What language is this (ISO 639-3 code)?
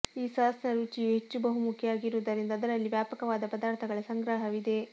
kan